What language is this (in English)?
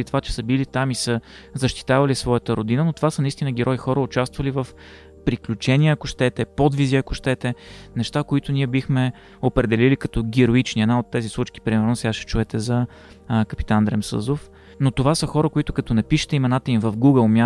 Bulgarian